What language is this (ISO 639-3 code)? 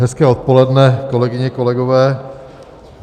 ces